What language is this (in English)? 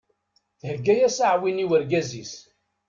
Kabyle